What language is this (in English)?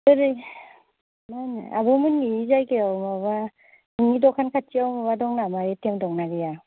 Bodo